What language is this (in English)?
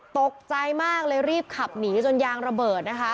Thai